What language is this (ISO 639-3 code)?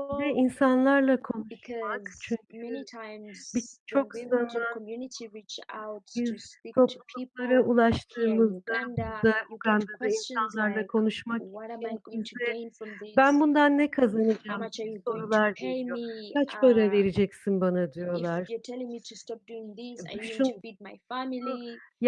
tur